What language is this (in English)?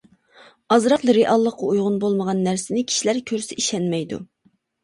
Uyghur